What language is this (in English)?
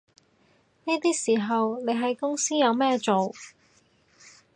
Cantonese